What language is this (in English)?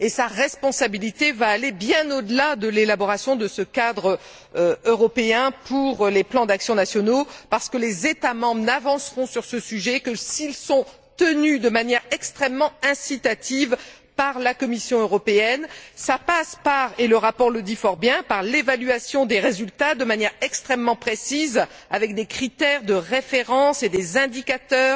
French